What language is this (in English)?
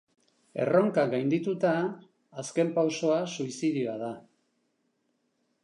Basque